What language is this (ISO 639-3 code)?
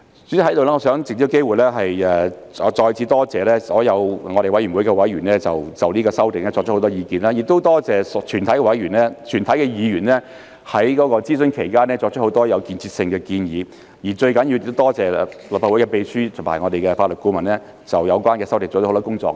yue